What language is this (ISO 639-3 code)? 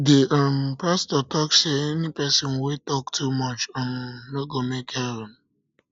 pcm